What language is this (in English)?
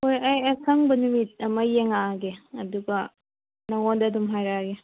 Manipuri